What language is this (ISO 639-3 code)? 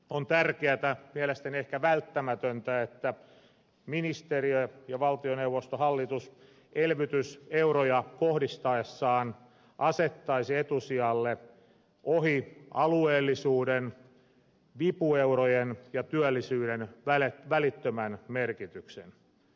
fin